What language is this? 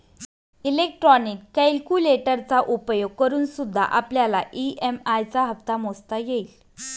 Marathi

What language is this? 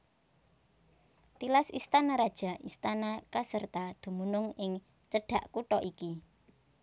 Javanese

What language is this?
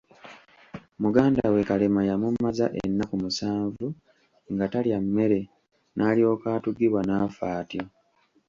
Ganda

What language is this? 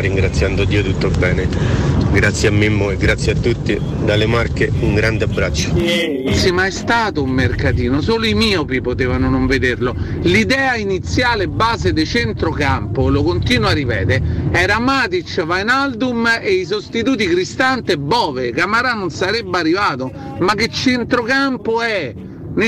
Italian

